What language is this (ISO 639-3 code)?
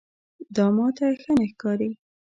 pus